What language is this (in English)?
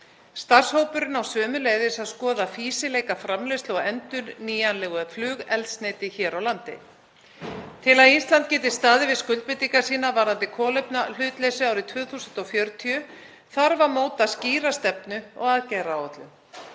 Icelandic